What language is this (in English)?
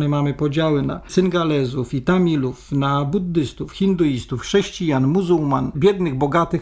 Polish